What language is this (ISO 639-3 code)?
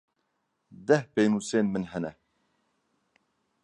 kur